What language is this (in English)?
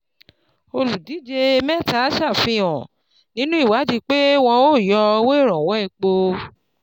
Yoruba